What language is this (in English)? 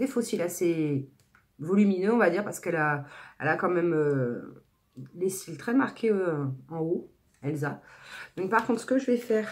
French